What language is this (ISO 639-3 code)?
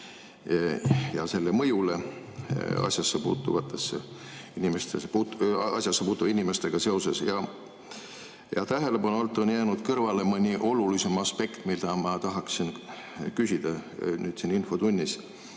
est